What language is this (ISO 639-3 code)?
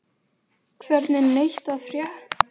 isl